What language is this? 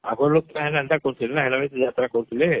Odia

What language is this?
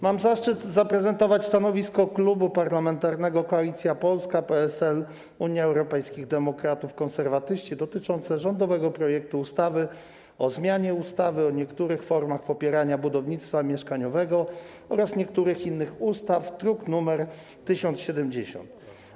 Polish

